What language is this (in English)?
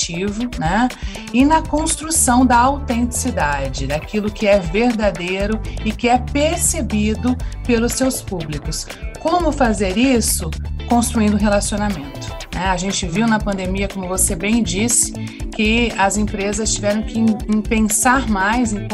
Portuguese